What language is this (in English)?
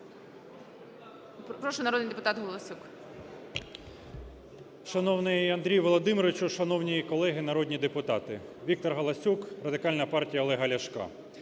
Ukrainian